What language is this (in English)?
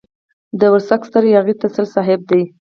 Pashto